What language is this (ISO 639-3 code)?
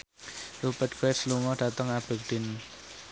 jav